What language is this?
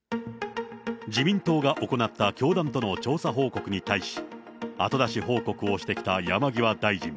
Japanese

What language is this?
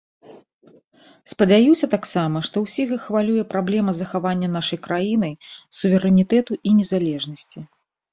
Belarusian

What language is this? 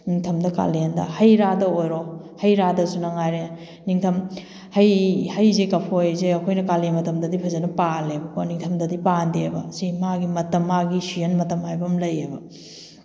Manipuri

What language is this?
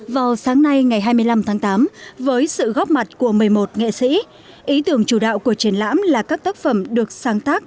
Vietnamese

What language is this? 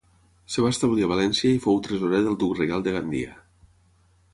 Catalan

